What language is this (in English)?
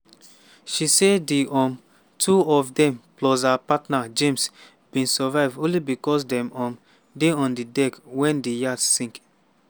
Nigerian Pidgin